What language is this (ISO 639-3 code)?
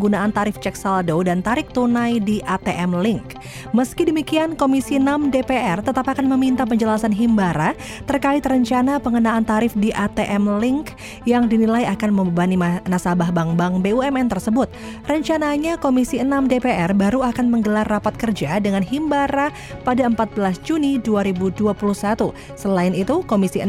ind